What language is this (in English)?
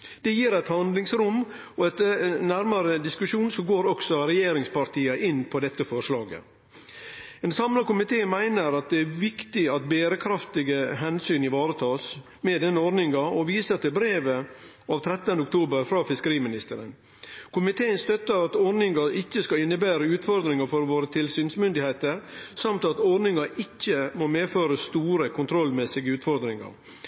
Norwegian Nynorsk